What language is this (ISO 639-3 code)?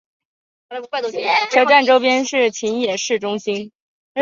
zho